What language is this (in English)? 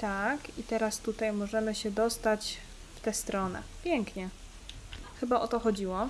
Polish